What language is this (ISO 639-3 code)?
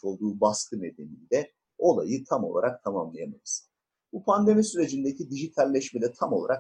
tur